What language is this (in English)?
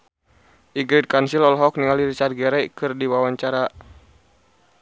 Sundanese